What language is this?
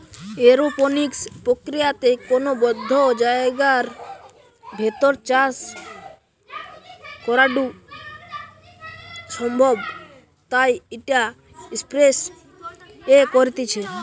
Bangla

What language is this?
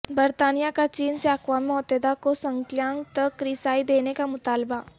Urdu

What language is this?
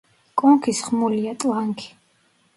Georgian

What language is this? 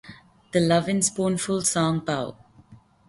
English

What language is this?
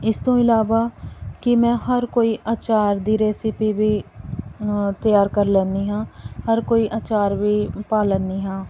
Punjabi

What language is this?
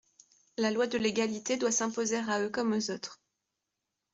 French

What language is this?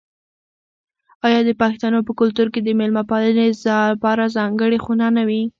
Pashto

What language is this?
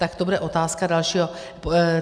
Czech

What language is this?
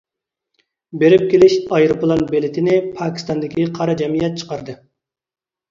Uyghur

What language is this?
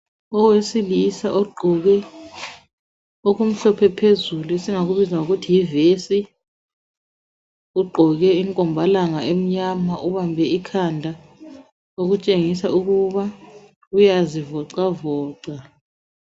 North Ndebele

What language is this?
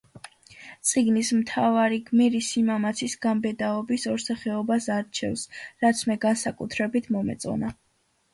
Georgian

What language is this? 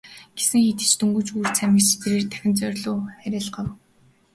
Mongolian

